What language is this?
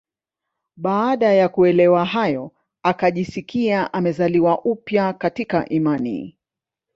Swahili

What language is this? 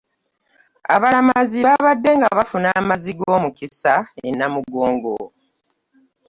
Ganda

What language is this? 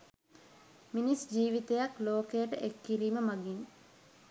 Sinhala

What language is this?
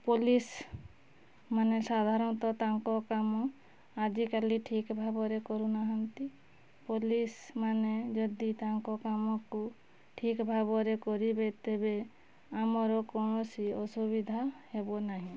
Odia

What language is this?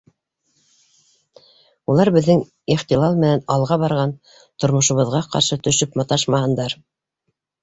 Bashkir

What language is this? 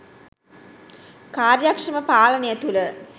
Sinhala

